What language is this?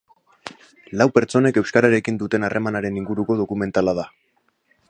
Basque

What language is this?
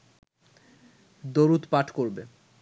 Bangla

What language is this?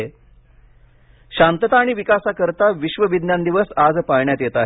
Marathi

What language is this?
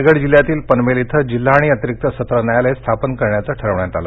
Marathi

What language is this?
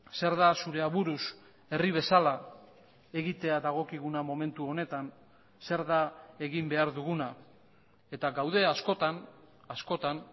Basque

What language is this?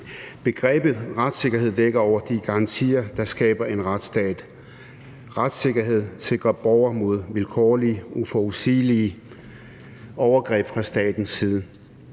Danish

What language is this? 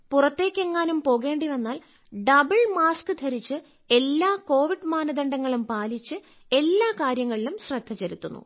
Malayalam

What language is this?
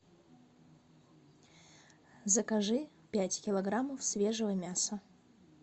Russian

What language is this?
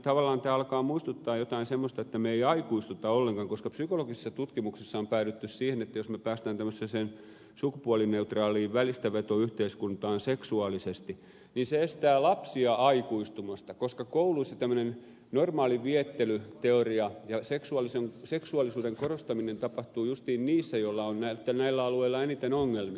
Finnish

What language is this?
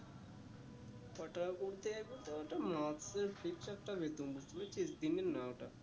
Bangla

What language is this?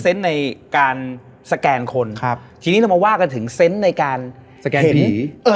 Thai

